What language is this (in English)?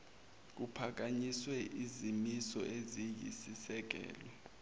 Zulu